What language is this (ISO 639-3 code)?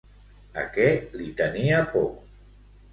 cat